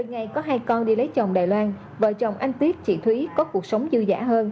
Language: Vietnamese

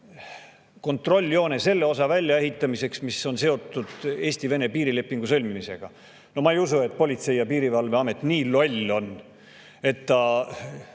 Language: Estonian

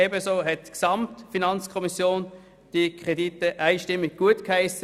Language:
Swiss German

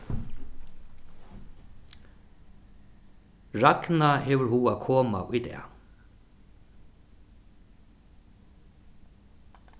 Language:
Faroese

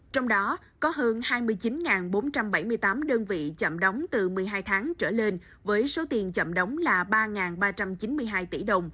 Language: Vietnamese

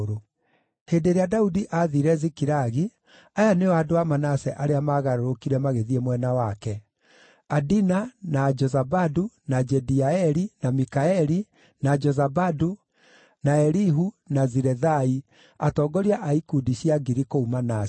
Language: Kikuyu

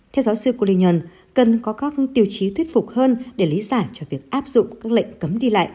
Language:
Vietnamese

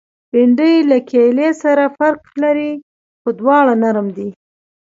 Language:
Pashto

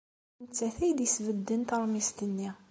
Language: Kabyle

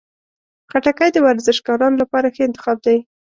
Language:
Pashto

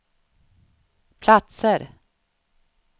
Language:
Swedish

